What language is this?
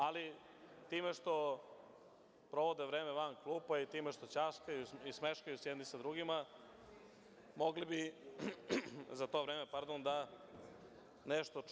Serbian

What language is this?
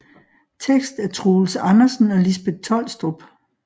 Danish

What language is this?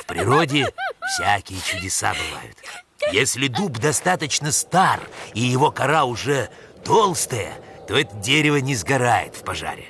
Russian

